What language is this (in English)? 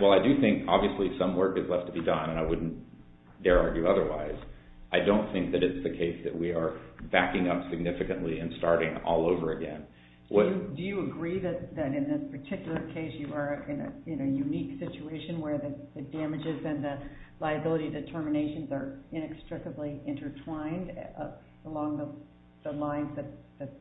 English